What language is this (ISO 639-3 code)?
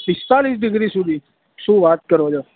guj